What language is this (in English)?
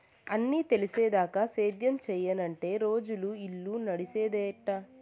Telugu